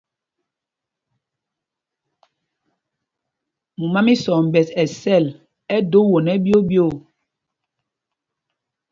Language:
Mpumpong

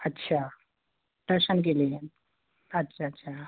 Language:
Hindi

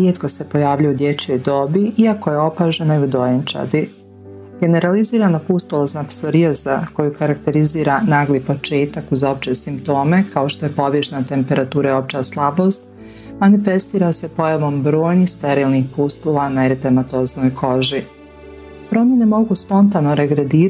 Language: Croatian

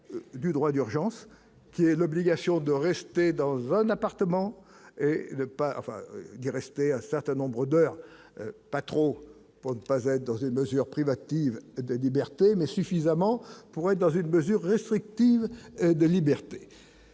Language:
French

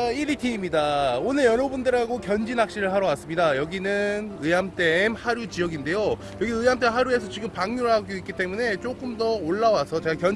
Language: Korean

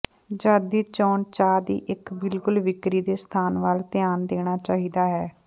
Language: Punjabi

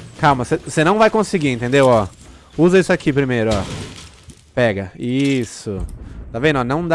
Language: Portuguese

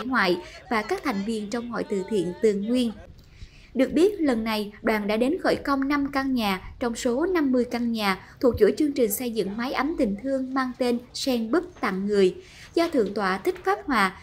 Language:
Vietnamese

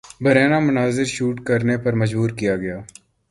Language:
Urdu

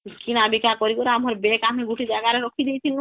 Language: Odia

